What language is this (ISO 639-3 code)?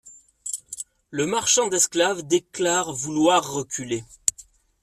fra